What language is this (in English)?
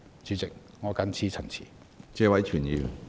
Cantonese